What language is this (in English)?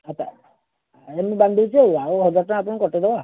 Odia